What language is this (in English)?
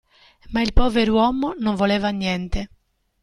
Italian